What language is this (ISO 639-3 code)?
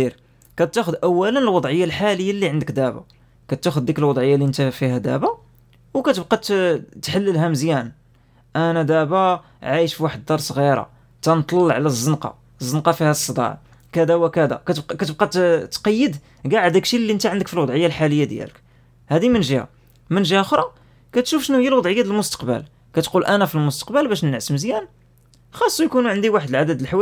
ara